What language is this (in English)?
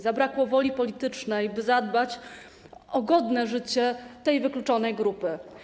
Polish